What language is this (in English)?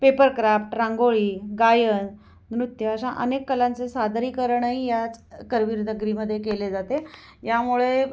Marathi